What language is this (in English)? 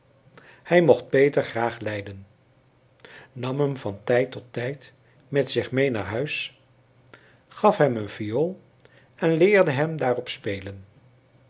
Dutch